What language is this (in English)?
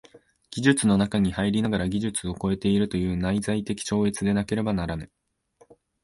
Japanese